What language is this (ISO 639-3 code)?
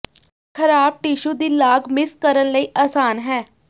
pan